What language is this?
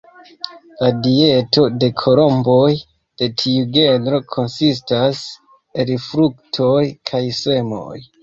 Esperanto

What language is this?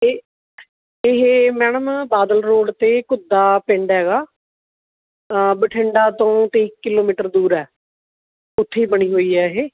Punjabi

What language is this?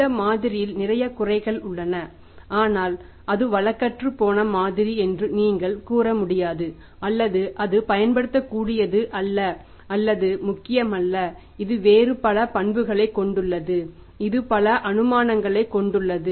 Tamil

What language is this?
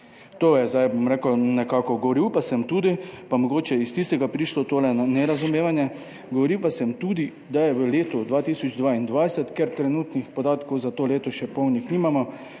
Slovenian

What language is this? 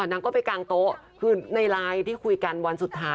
Thai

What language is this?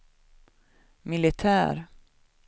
Swedish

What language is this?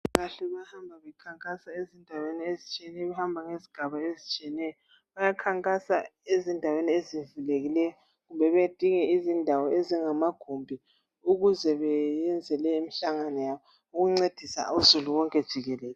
North Ndebele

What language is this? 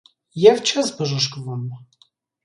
Armenian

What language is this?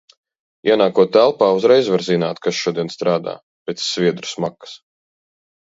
Latvian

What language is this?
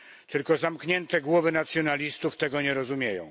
Polish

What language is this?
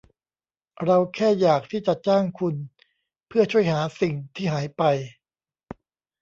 Thai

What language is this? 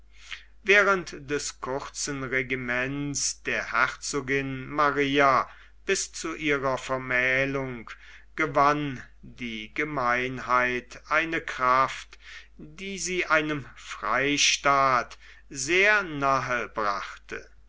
German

